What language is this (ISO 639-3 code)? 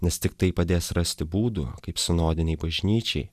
lit